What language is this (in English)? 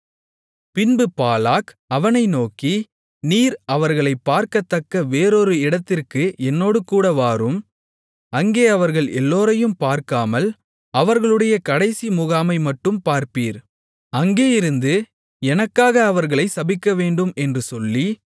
Tamil